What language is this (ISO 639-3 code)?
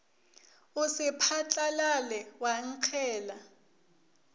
nso